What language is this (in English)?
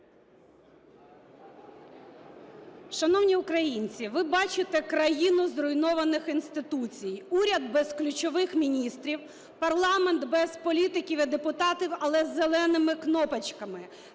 Ukrainian